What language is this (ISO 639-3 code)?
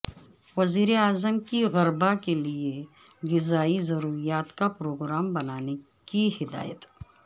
urd